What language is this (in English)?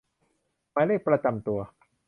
Thai